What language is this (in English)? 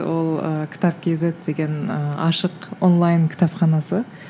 Kazakh